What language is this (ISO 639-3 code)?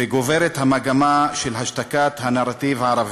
heb